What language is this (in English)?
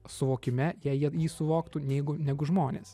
Lithuanian